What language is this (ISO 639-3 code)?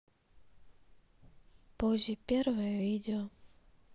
rus